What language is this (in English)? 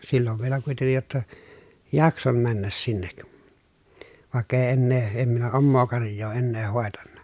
Finnish